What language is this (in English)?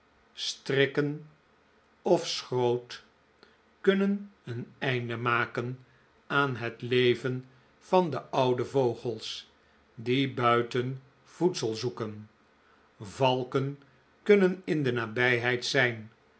Dutch